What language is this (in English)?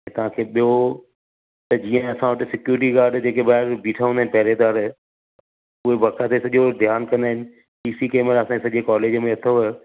Sindhi